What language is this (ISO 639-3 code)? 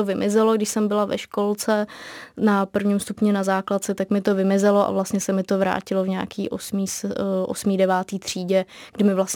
ces